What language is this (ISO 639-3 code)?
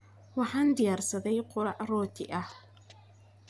som